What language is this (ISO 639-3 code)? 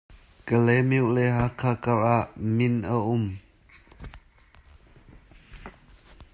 cnh